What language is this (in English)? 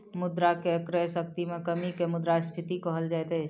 Maithili